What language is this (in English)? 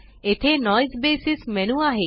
Marathi